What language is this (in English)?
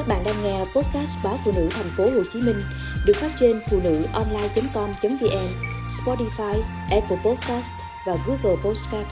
Vietnamese